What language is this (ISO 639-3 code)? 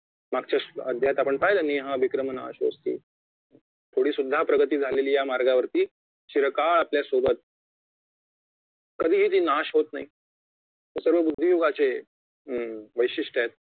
mar